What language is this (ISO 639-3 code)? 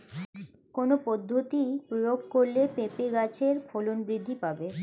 ben